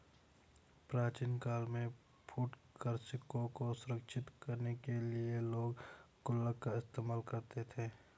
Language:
Hindi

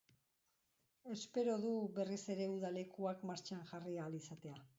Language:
Basque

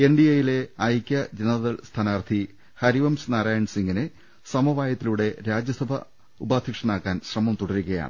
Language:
Malayalam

